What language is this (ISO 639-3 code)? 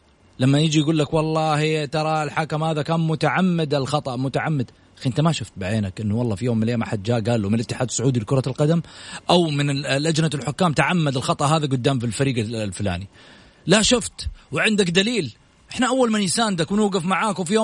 ara